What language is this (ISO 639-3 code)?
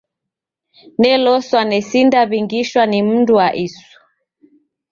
dav